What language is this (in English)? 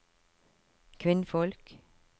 Norwegian